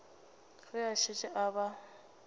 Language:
Northern Sotho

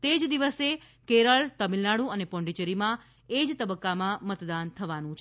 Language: Gujarati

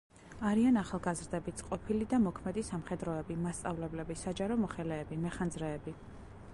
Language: Georgian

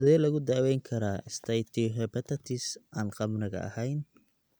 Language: Somali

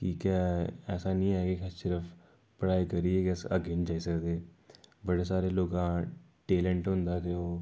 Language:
Dogri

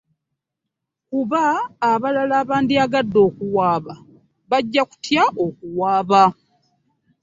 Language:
Ganda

